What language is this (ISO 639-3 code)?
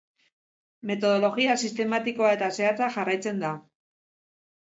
eus